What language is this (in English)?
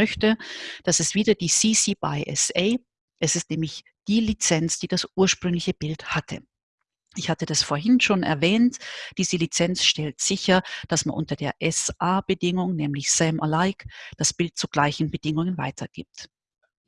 German